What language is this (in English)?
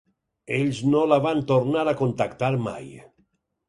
Catalan